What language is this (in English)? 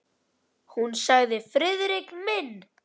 Icelandic